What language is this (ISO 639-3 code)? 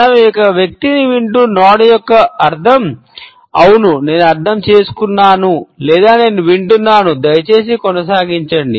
tel